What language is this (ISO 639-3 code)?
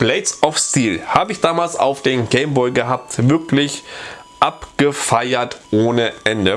deu